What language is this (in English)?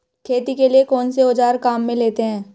Hindi